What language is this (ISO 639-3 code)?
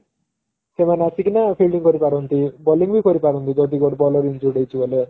ori